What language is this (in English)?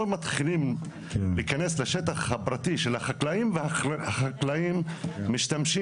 Hebrew